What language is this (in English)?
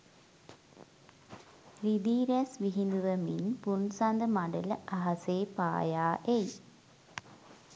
Sinhala